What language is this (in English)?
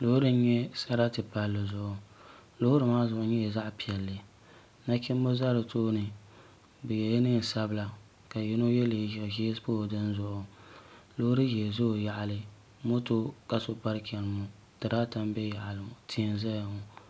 Dagbani